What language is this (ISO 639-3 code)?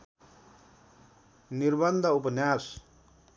nep